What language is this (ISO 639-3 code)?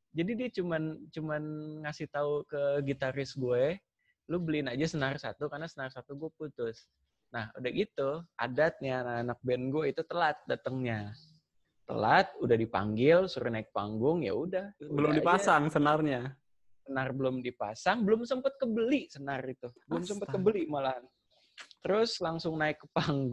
ind